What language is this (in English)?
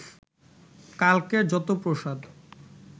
Bangla